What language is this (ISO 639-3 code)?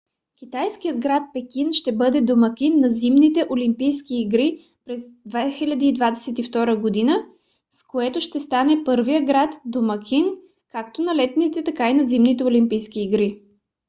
bul